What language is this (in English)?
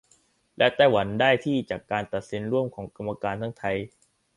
Thai